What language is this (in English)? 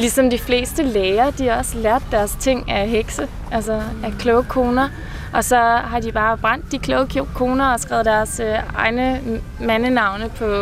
Danish